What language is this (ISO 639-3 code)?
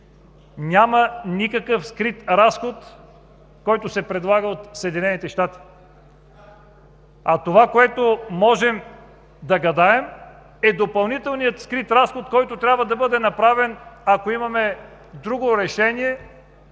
bul